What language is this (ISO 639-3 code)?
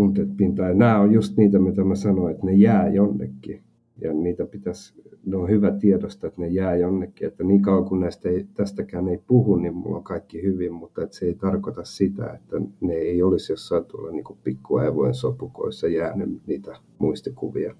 fin